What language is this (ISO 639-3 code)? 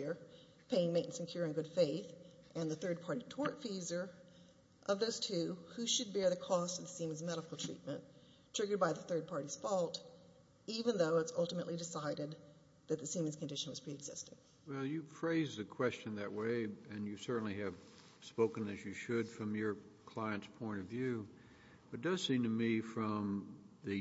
eng